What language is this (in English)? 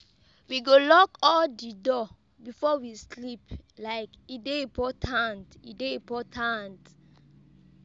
Nigerian Pidgin